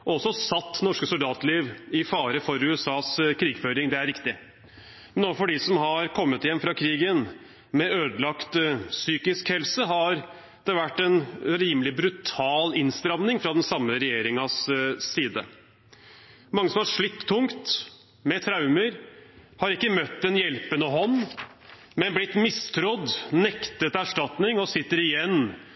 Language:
Norwegian Bokmål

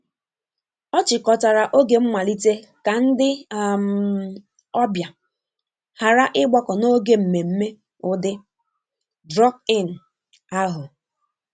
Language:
Igbo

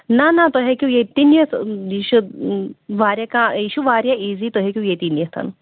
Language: Kashmiri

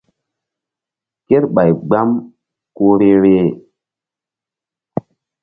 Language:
Mbum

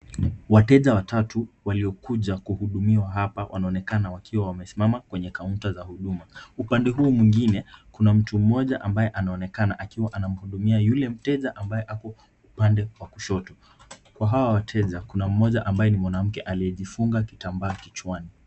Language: Swahili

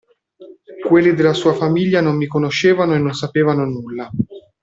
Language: Italian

